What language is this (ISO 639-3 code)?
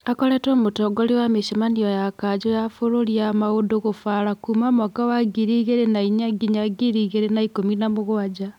kik